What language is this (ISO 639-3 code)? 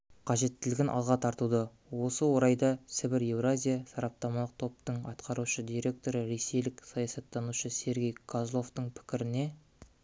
kaz